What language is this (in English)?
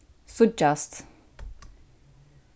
Faroese